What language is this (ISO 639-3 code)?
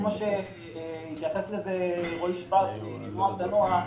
heb